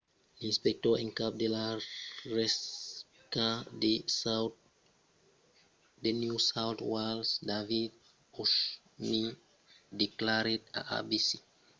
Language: Occitan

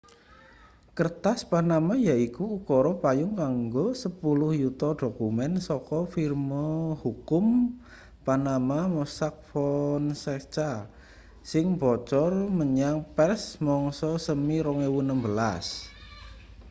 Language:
Javanese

